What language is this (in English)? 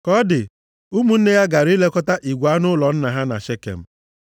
Igbo